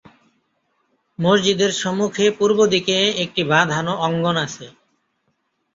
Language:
Bangla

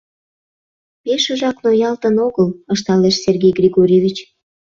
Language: Mari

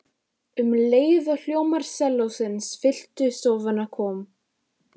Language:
Icelandic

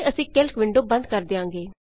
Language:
Punjabi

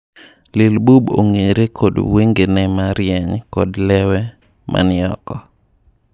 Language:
Luo (Kenya and Tanzania)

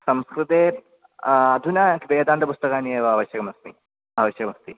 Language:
Sanskrit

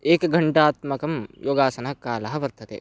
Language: Sanskrit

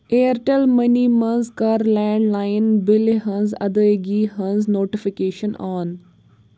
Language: Kashmiri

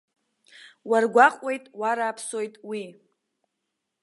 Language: Abkhazian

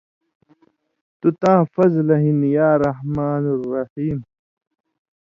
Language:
Indus Kohistani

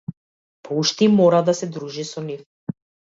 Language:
Macedonian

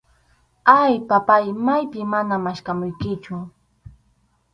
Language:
Arequipa-La Unión Quechua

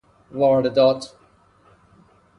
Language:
Persian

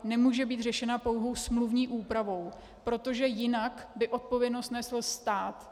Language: Czech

